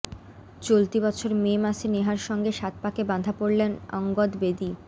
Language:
Bangla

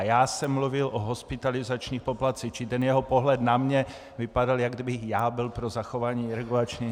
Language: Czech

